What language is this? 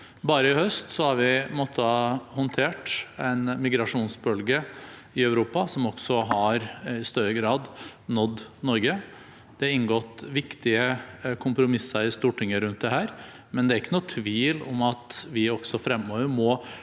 Norwegian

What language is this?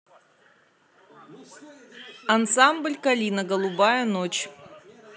Russian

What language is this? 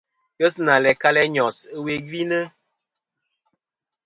Kom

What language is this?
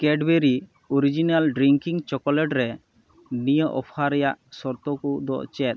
Santali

